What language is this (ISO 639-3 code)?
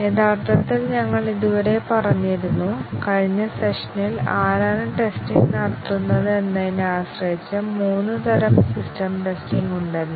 mal